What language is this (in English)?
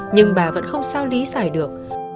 Vietnamese